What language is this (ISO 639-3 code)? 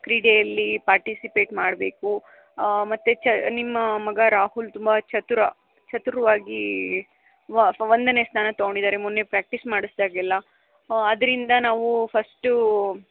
kan